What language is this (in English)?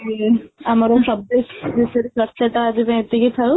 Odia